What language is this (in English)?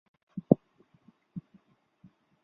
Chinese